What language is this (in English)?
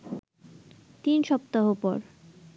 Bangla